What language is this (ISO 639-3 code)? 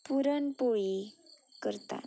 kok